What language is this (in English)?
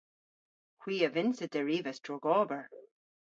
Cornish